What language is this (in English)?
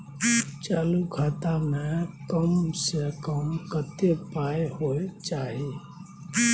Maithili